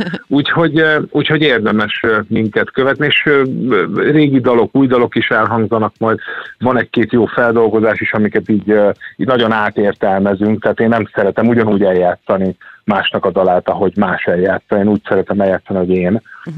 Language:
Hungarian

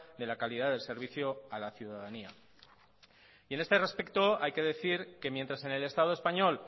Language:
Spanish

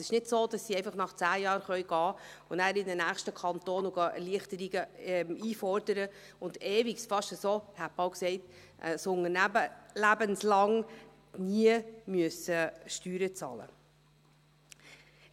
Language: Swiss German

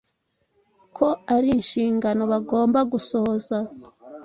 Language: Kinyarwanda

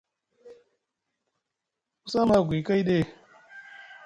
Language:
Musgu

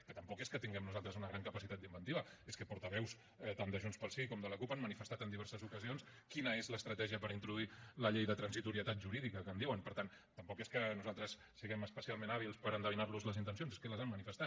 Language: Catalan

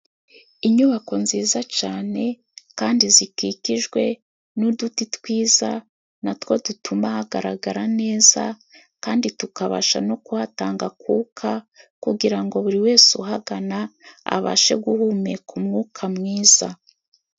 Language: Kinyarwanda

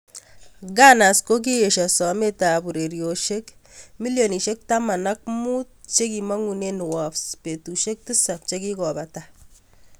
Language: Kalenjin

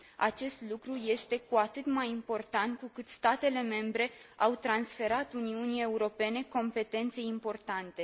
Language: Romanian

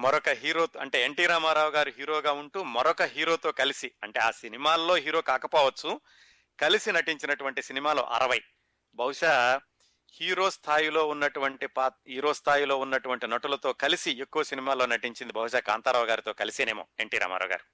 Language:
Telugu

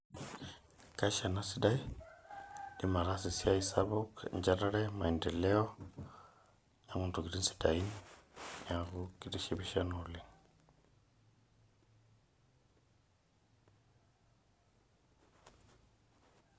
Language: Masai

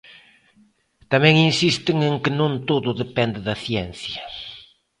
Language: Galician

